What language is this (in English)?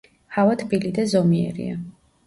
Georgian